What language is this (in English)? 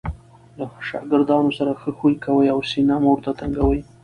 Pashto